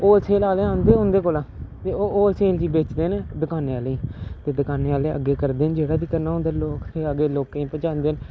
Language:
Dogri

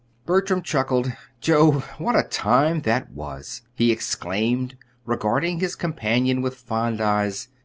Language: English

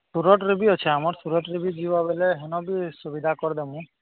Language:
Odia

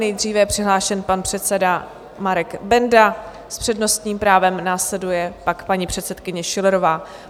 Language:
Czech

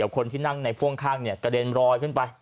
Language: Thai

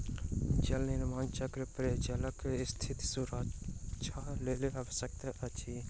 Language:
Maithili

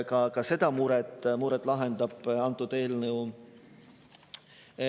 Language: Estonian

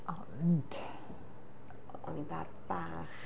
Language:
Welsh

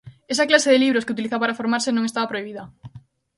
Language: Galician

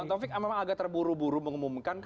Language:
Indonesian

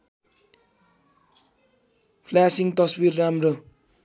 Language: Nepali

